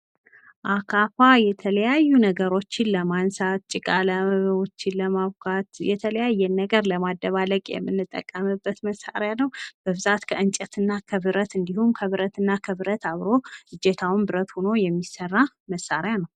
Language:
Amharic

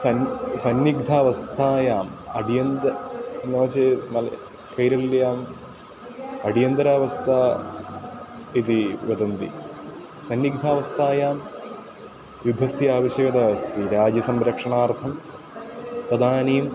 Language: Sanskrit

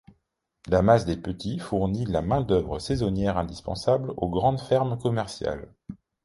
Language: French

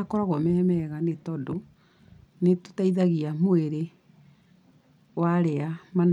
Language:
Kikuyu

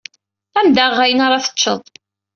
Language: Kabyle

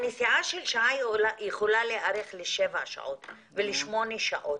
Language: Hebrew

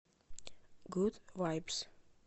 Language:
Russian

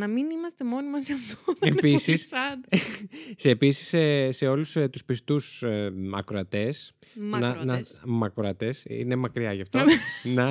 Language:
Greek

